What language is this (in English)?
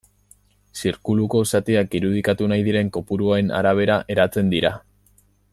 Basque